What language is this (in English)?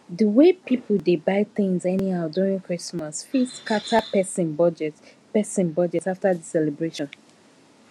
Nigerian Pidgin